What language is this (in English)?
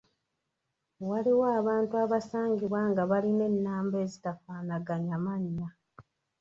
Ganda